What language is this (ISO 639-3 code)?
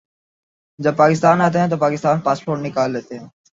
urd